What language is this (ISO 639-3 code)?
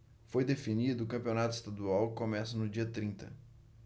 por